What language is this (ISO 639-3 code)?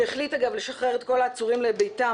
heb